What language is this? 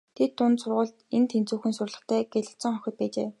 Mongolian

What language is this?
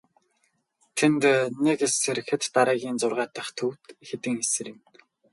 Mongolian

